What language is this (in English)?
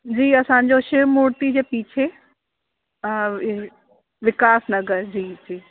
Sindhi